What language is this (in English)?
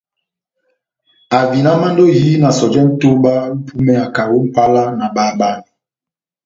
Batanga